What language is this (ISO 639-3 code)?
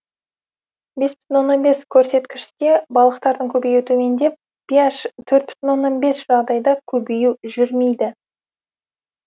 kaz